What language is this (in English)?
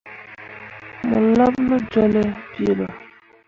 Mundang